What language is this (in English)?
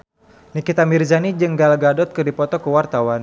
Sundanese